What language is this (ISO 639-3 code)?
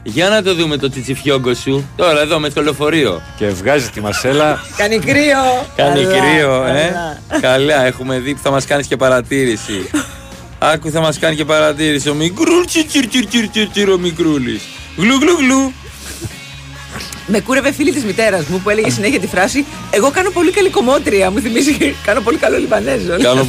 ell